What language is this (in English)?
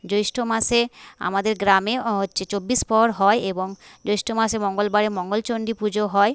Bangla